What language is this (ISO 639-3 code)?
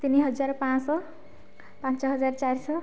ori